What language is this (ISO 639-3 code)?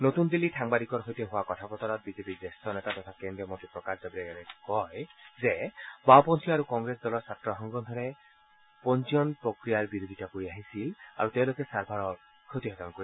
asm